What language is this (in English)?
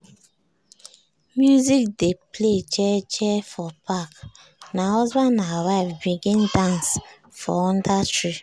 Nigerian Pidgin